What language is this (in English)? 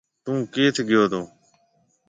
Marwari (Pakistan)